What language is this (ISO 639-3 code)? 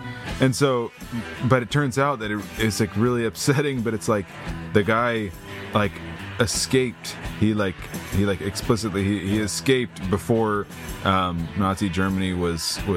eng